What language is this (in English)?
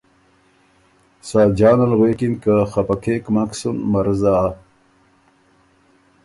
Ormuri